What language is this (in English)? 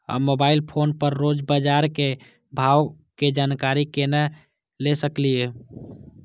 Maithili